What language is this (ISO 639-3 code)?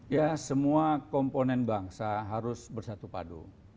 ind